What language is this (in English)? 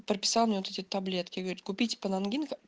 Russian